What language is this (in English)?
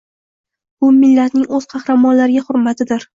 Uzbek